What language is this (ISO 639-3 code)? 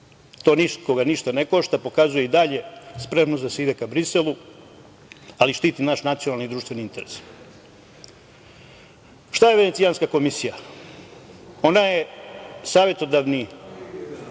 srp